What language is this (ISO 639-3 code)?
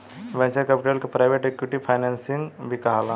bho